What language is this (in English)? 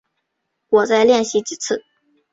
Chinese